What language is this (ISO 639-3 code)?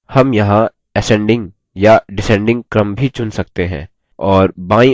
hin